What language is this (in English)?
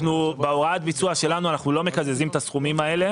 Hebrew